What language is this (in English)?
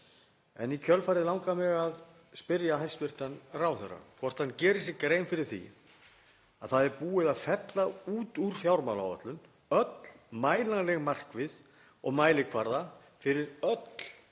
Icelandic